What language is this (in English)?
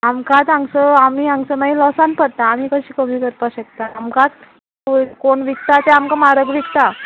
Konkani